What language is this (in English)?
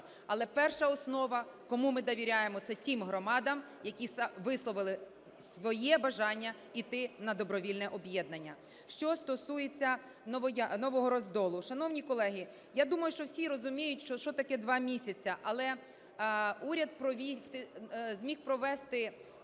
Ukrainian